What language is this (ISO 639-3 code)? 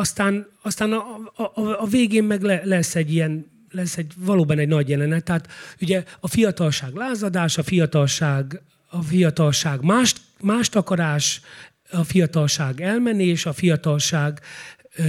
hun